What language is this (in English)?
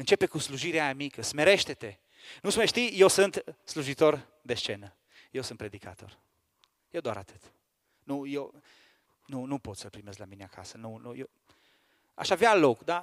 Romanian